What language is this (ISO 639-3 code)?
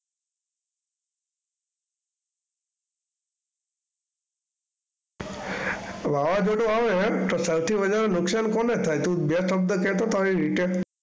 guj